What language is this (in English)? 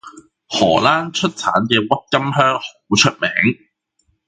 Cantonese